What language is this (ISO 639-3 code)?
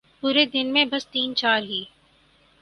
urd